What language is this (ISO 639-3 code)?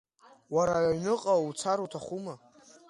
abk